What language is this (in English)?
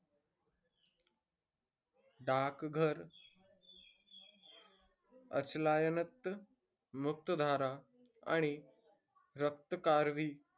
Marathi